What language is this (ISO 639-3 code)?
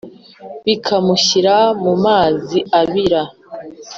kin